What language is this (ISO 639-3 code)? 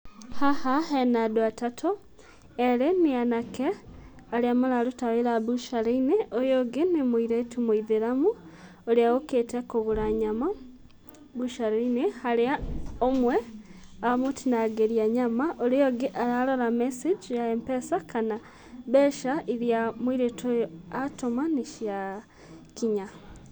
kik